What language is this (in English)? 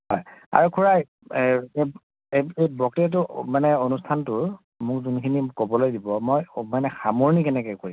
Assamese